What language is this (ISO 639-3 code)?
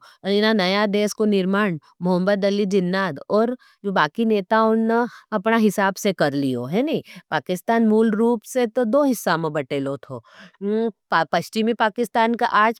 noe